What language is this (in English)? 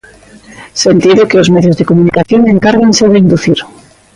Galician